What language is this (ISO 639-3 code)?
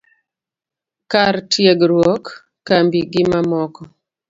luo